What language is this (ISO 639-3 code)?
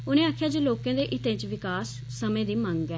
doi